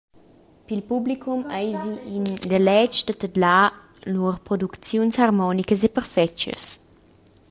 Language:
Romansh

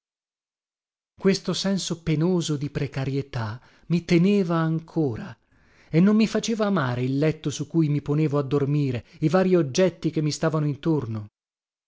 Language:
Italian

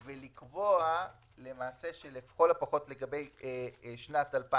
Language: Hebrew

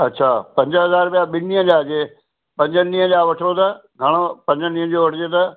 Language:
Sindhi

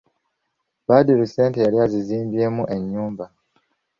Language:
Ganda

